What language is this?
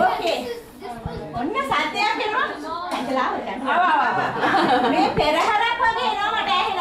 Korean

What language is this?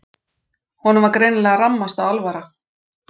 Icelandic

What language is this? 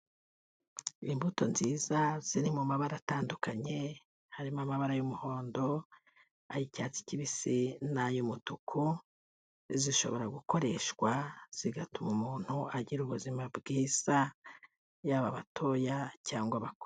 Kinyarwanda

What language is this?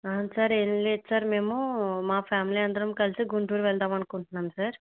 Telugu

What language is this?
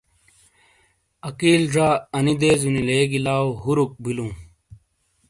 Shina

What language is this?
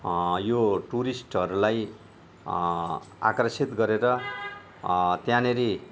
Nepali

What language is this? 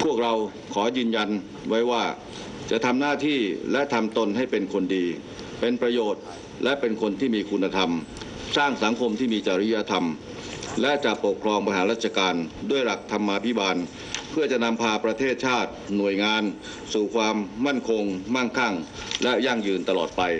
Thai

